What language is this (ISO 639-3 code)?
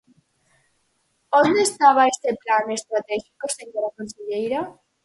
glg